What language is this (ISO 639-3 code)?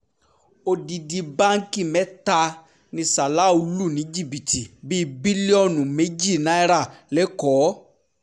yor